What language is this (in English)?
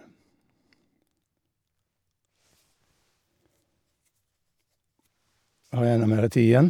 Norwegian